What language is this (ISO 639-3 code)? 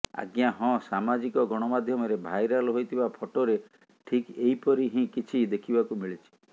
ori